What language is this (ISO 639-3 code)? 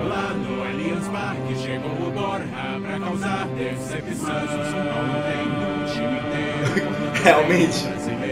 por